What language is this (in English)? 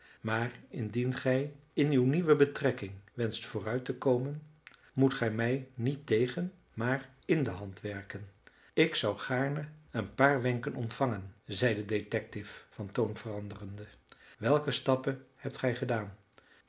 Dutch